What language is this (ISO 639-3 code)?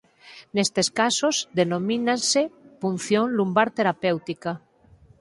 glg